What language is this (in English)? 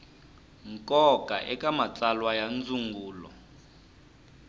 Tsonga